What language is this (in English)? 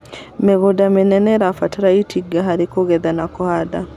Kikuyu